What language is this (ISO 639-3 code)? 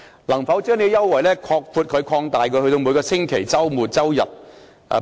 yue